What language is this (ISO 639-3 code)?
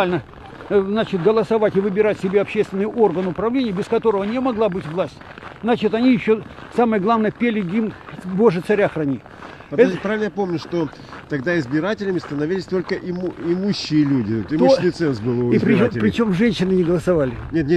rus